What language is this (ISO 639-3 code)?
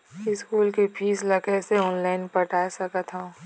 hne